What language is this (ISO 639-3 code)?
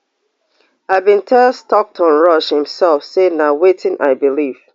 pcm